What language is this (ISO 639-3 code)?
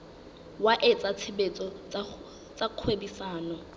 sot